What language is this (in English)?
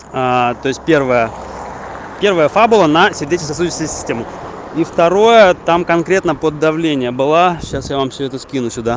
Russian